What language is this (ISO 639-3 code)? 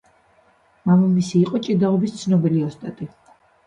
kat